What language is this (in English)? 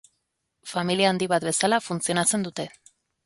Basque